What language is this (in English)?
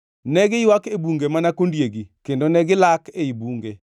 Luo (Kenya and Tanzania)